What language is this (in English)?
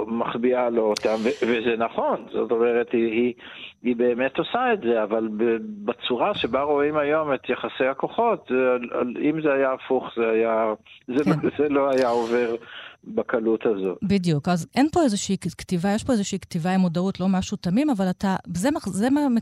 Hebrew